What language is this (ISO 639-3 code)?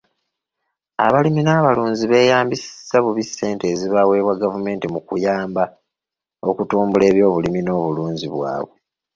lug